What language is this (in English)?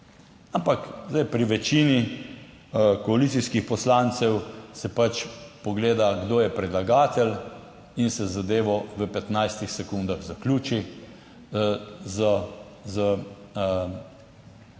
Slovenian